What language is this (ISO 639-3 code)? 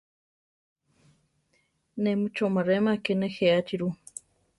tar